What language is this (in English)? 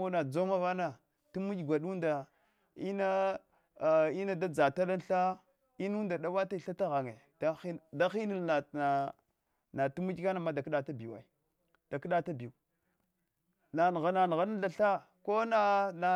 Hwana